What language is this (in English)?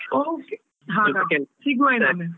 Kannada